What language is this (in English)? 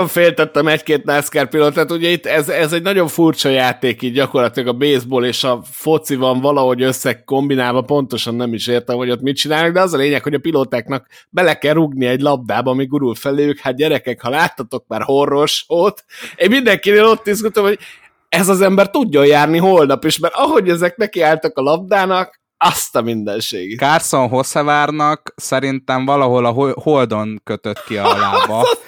Hungarian